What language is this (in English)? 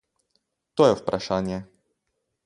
Slovenian